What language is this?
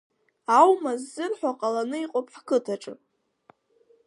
Abkhazian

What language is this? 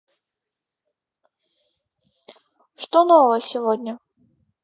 Russian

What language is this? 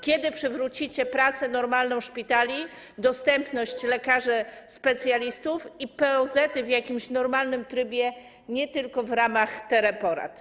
Polish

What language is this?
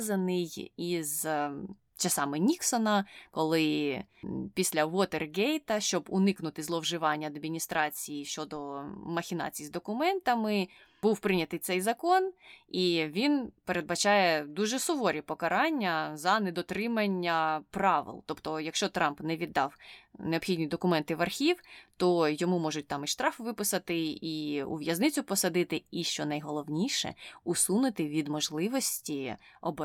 Ukrainian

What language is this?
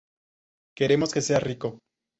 Spanish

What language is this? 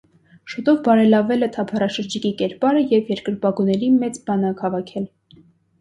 Armenian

